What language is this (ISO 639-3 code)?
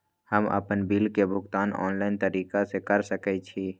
mai